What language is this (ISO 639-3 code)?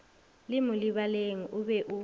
nso